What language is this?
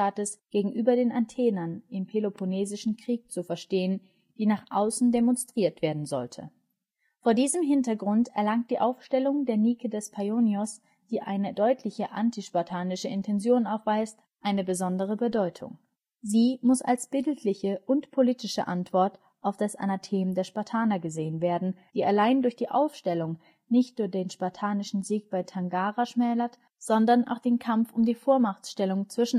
German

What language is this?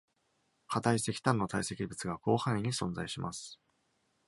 Japanese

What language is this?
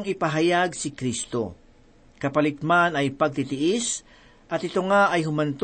Filipino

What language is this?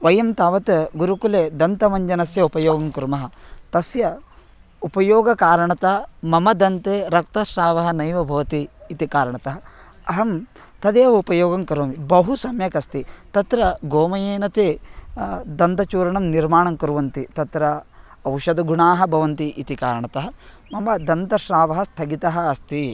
Sanskrit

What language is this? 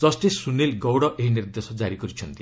Odia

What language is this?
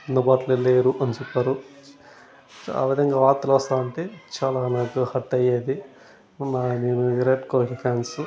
Telugu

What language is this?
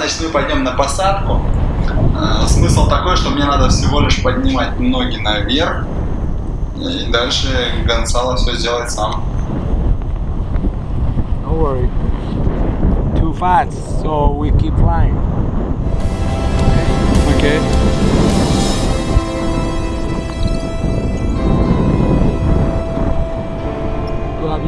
Russian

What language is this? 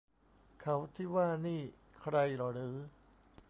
Thai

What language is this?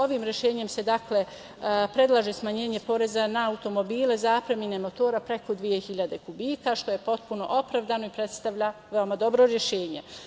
Serbian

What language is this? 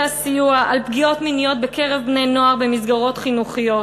Hebrew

